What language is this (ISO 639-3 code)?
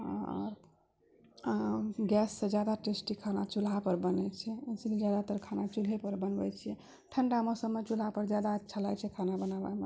mai